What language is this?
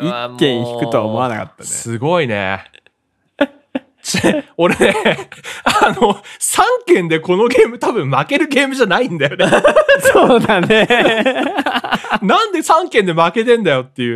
Japanese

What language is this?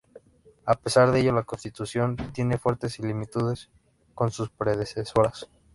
Spanish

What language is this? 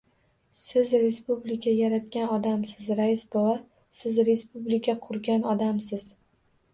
Uzbek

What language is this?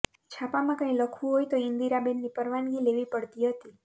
Gujarati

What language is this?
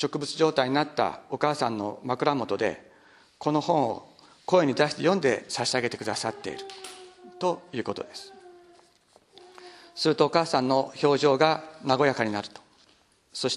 Japanese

